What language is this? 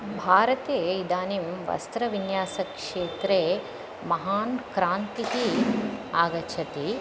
Sanskrit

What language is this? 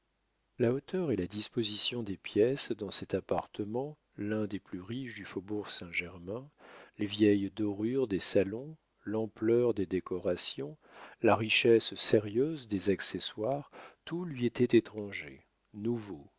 French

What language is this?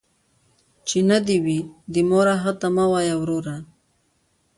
Pashto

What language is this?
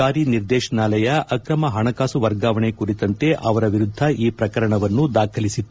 Kannada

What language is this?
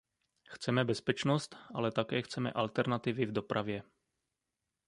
Czech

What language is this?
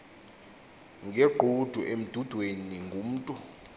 Xhosa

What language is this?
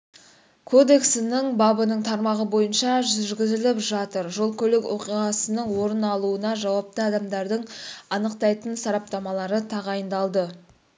Kazakh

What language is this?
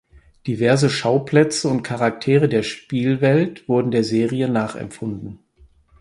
German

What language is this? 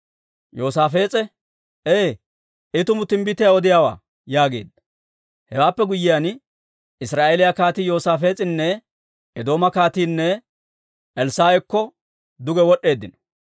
Dawro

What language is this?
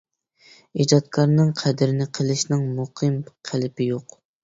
Uyghur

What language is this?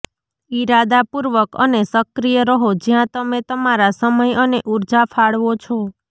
Gujarati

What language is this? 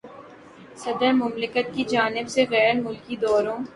Urdu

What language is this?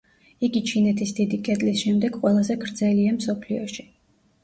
Georgian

